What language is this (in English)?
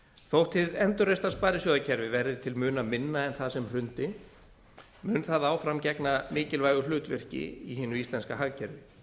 Icelandic